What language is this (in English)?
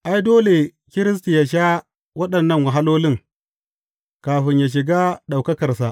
Hausa